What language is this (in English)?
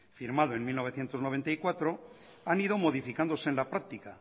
Spanish